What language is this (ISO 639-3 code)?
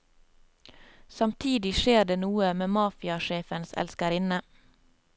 nor